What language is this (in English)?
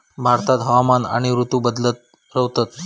Marathi